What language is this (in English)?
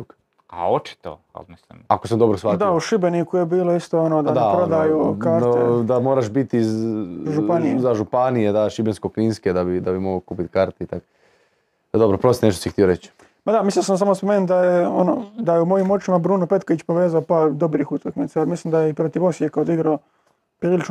Croatian